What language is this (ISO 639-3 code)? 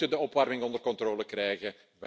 nld